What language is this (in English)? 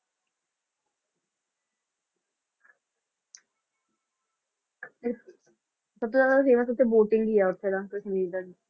Punjabi